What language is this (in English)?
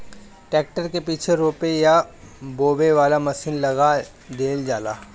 Bhojpuri